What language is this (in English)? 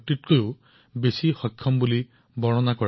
Assamese